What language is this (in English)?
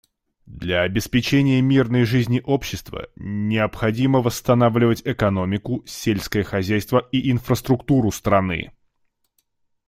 Russian